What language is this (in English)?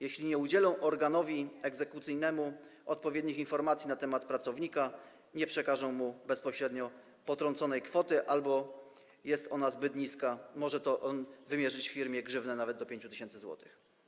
Polish